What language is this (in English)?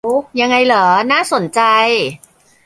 Thai